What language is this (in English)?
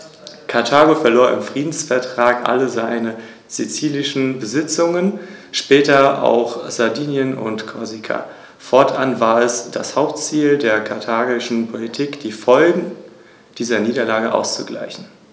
German